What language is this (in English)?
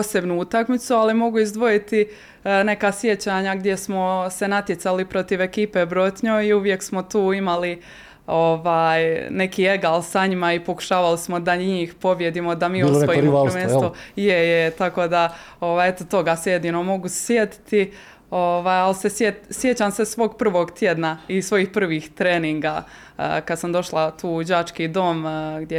Croatian